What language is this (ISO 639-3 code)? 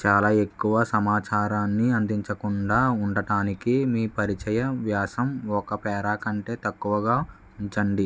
tel